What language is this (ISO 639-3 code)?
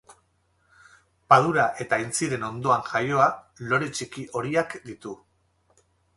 eus